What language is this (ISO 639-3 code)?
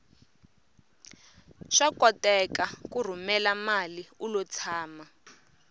tso